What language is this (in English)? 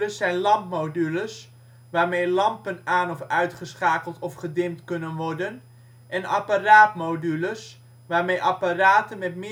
Dutch